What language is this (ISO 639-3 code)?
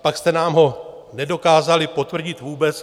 ces